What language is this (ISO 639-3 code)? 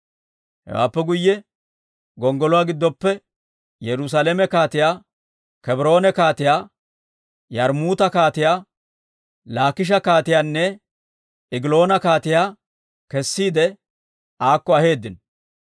dwr